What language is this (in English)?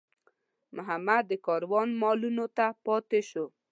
Pashto